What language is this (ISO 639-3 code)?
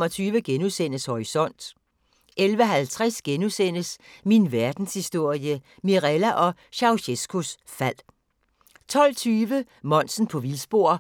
dan